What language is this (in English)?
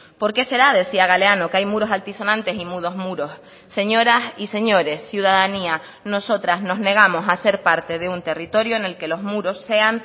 Spanish